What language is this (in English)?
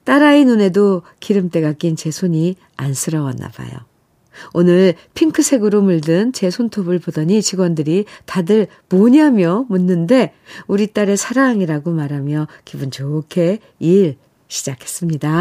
Korean